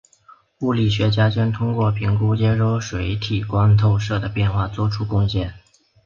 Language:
Chinese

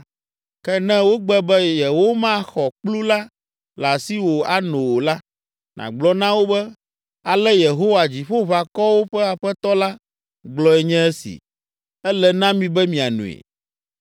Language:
Ewe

